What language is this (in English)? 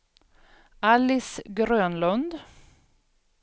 Swedish